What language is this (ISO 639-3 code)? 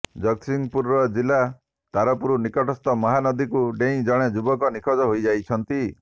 ori